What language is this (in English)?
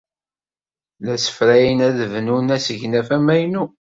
Kabyle